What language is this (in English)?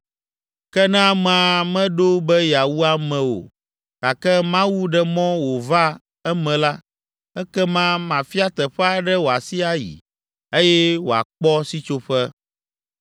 Ewe